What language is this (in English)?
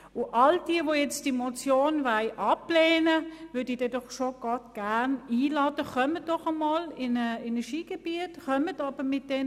Swiss German